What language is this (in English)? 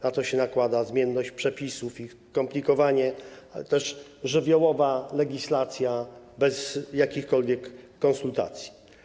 Polish